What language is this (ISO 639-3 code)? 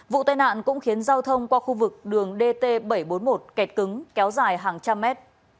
vie